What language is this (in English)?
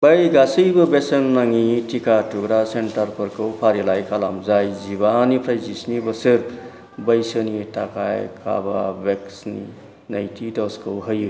Bodo